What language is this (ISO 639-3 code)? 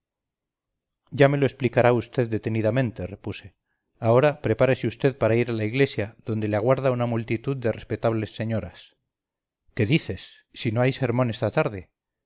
spa